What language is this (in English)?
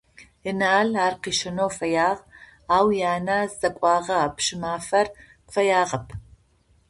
Adyghe